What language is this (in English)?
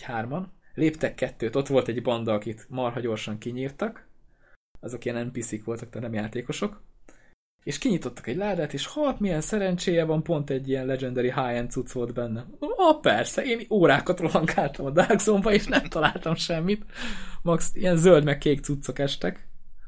Hungarian